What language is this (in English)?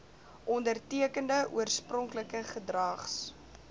Afrikaans